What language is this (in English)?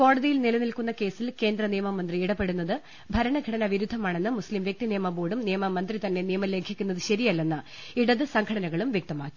Malayalam